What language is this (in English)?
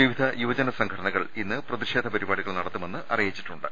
Malayalam